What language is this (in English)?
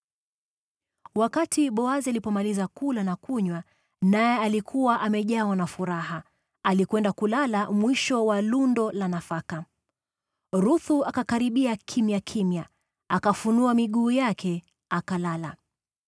Swahili